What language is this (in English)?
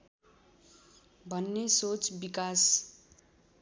Nepali